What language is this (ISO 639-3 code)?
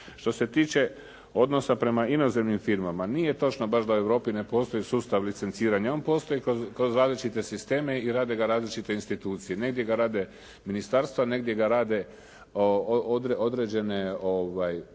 hrv